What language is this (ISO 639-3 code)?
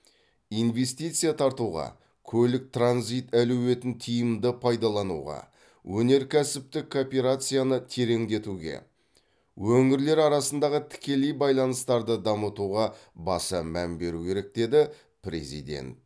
kaz